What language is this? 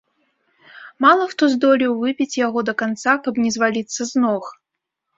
Belarusian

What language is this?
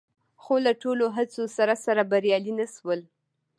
Pashto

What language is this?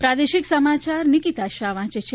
Gujarati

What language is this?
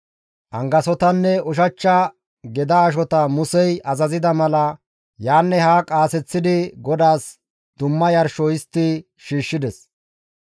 Gamo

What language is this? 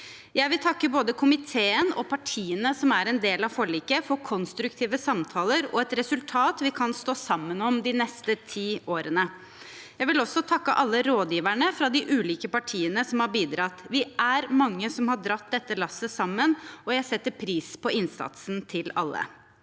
Norwegian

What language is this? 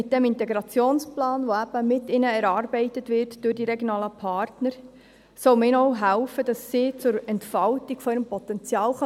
Swiss German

